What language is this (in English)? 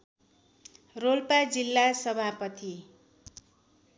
Nepali